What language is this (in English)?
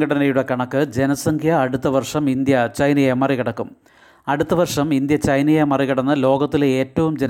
Malayalam